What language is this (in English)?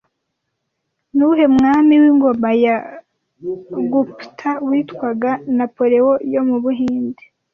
Kinyarwanda